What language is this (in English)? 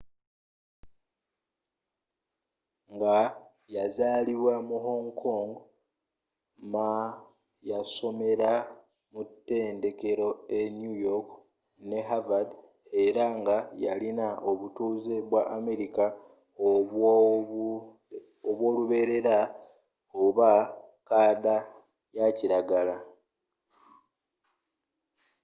Ganda